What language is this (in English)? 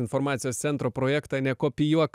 Lithuanian